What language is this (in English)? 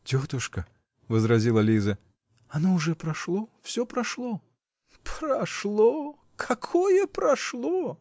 Russian